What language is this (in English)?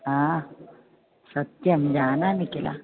Sanskrit